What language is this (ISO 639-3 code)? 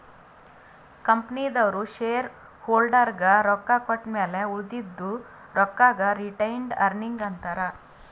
kan